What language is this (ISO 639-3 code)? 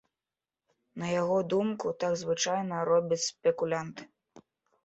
bel